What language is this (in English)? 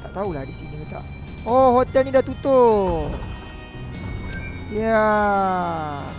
Malay